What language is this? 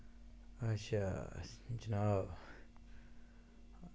Dogri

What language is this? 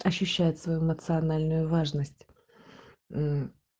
Russian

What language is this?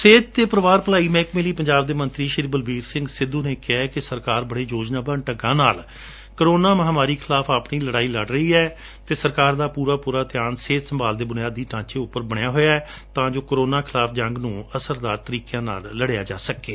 Punjabi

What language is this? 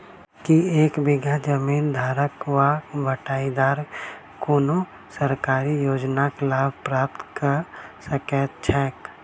Maithili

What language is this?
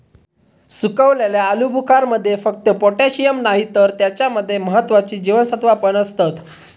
Marathi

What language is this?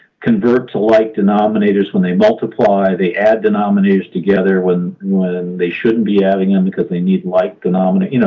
English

